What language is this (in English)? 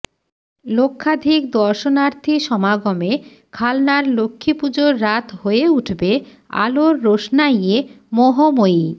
Bangla